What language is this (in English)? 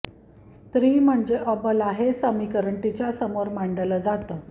Marathi